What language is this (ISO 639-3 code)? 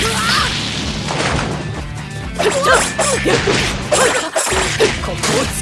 jpn